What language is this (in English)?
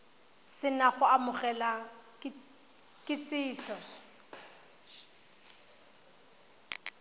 Tswana